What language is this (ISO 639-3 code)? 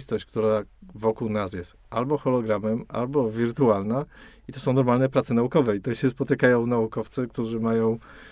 pol